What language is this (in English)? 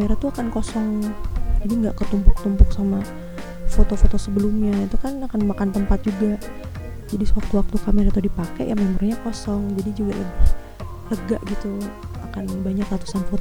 Indonesian